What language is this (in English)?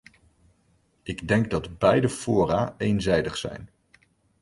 Dutch